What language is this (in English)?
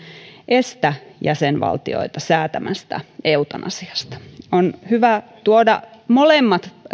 Finnish